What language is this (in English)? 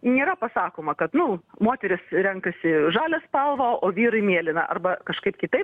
Lithuanian